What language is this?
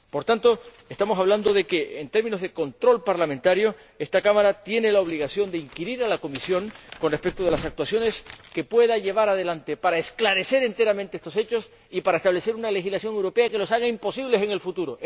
Spanish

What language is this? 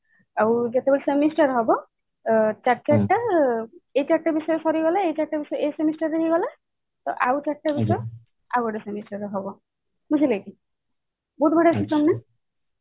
Odia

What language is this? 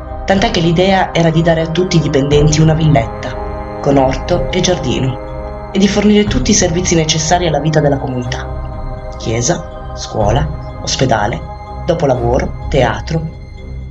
Italian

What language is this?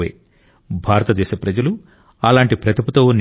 Telugu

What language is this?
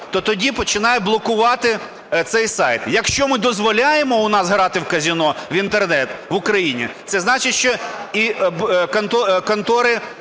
Ukrainian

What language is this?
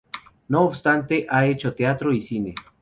Spanish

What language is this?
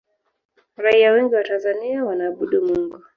Swahili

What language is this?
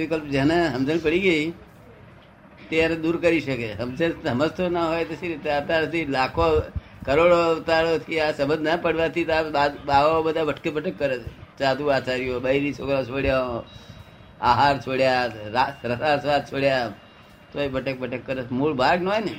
Gujarati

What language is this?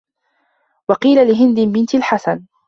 Arabic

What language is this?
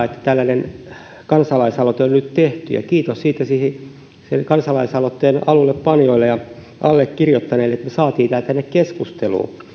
Finnish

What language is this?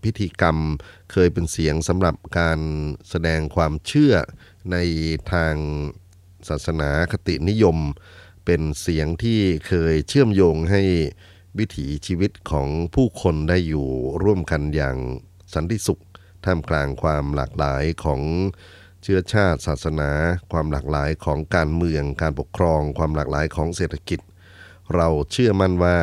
Thai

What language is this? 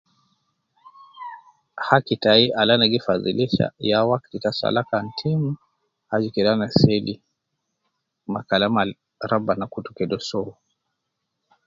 Nubi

